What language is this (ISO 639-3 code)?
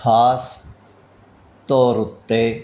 pan